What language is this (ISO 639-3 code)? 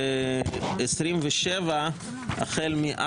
heb